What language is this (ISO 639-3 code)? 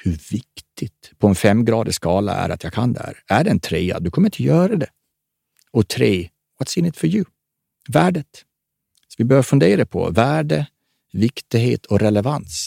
swe